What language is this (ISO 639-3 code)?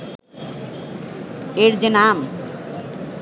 ben